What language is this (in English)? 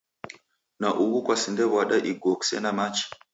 Taita